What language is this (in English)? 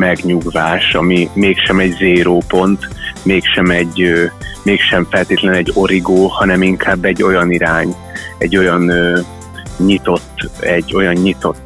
Hungarian